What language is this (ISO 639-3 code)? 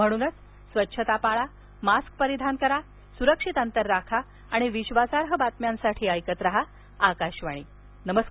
mar